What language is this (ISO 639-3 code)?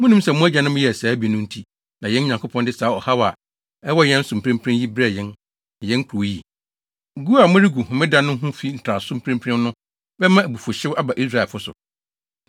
aka